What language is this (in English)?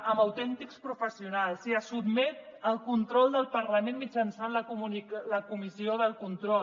Catalan